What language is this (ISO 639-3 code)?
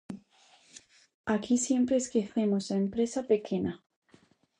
glg